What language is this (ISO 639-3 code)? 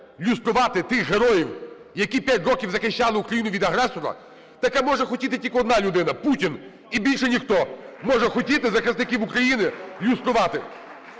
ukr